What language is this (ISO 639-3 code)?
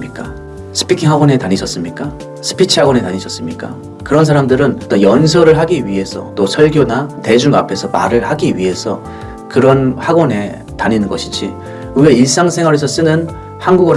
kor